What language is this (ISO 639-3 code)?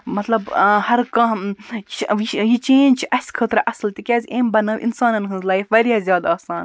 kas